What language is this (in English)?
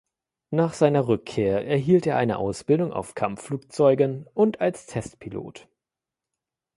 German